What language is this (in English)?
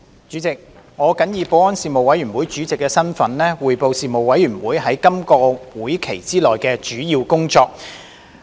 Cantonese